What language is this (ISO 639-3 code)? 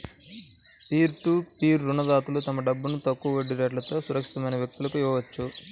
tel